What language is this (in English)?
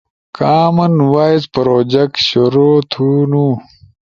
Ushojo